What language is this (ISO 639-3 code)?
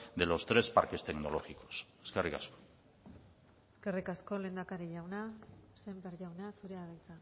eus